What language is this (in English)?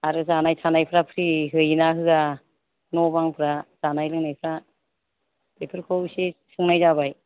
Bodo